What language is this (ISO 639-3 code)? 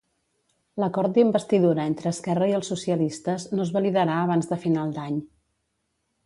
cat